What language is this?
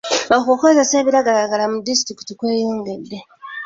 Ganda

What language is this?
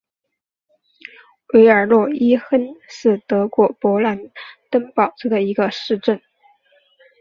Chinese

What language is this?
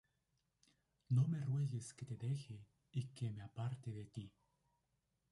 Spanish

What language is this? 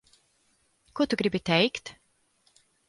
Latvian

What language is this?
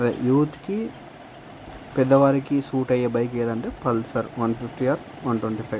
Telugu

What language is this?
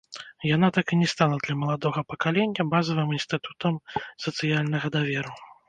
Belarusian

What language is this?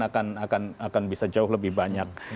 Indonesian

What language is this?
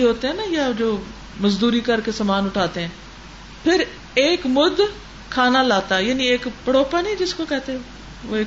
Urdu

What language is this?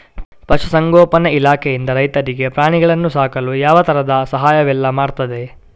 Kannada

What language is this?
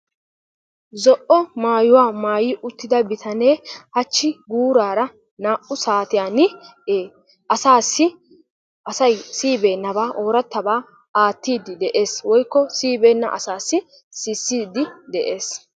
Wolaytta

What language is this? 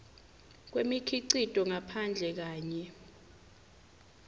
Swati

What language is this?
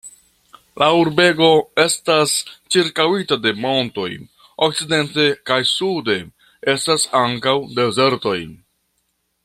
Esperanto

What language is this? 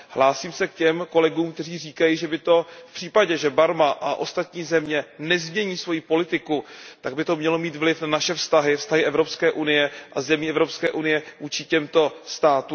Czech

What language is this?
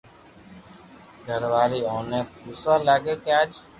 Loarki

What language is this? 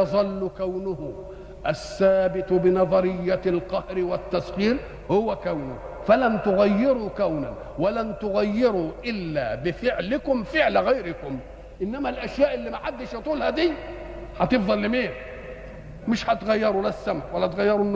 Arabic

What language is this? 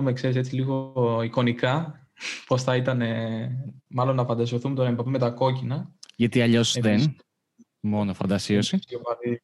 Greek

